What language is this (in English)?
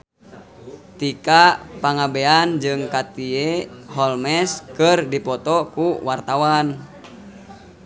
Sundanese